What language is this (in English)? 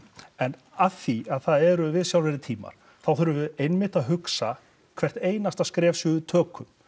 Icelandic